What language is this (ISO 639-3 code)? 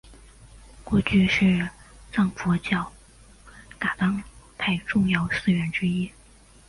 zho